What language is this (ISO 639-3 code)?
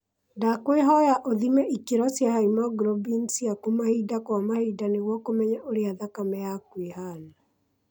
kik